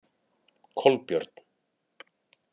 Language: Icelandic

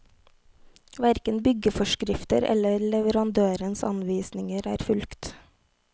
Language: Norwegian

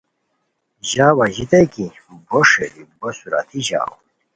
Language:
Khowar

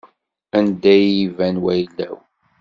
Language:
Kabyle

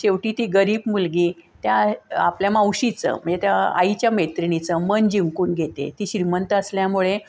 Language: Marathi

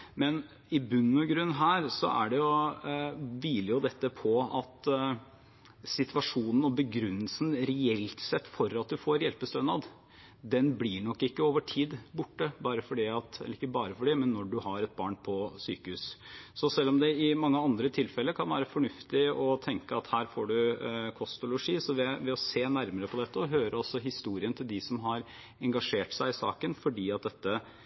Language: Norwegian Bokmål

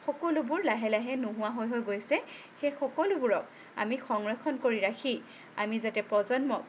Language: Assamese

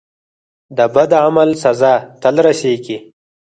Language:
Pashto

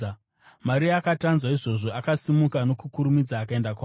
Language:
Shona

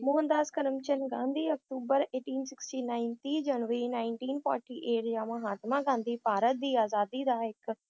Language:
Punjabi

